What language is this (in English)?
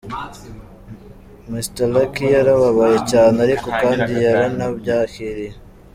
Kinyarwanda